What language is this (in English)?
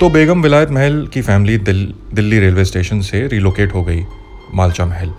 Hindi